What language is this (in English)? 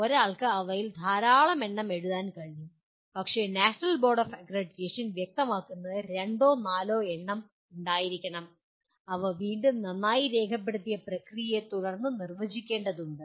Malayalam